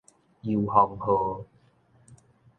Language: Min Nan Chinese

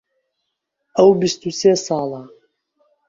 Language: Central Kurdish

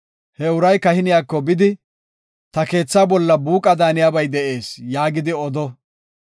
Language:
Gofa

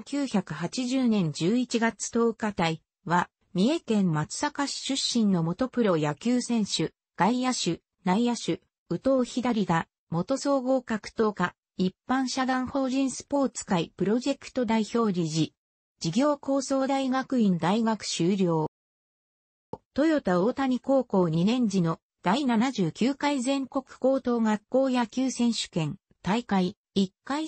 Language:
Japanese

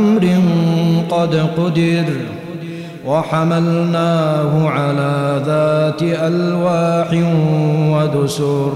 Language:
Arabic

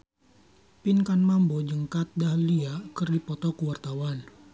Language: Sundanese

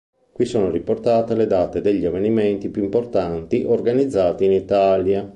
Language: Italian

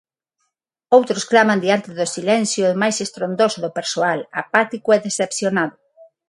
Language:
Galician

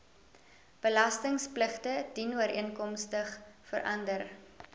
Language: Afrikaans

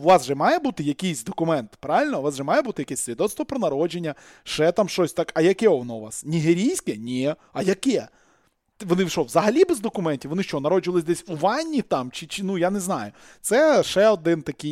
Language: Ukrainian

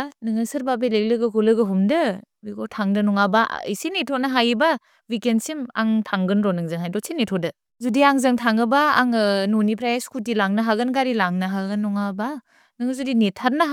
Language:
Bodo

